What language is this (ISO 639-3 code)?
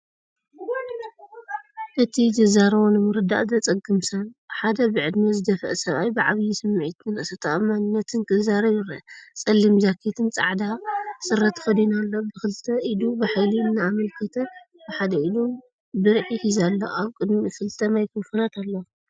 tir